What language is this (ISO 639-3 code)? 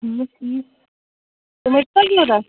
kas